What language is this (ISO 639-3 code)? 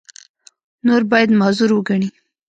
pus